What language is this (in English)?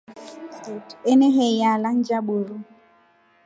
Rombo